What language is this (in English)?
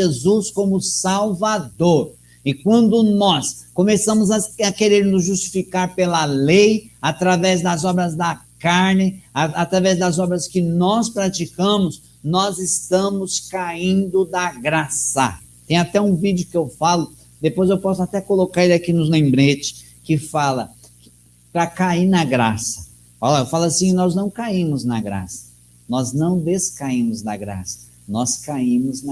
Portuguese